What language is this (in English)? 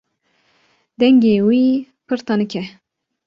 Kurdish